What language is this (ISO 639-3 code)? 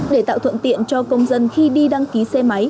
vie